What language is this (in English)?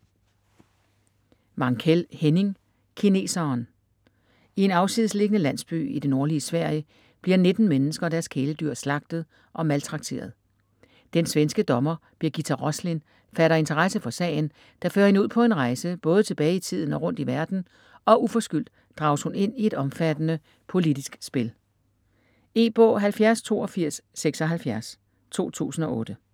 Danish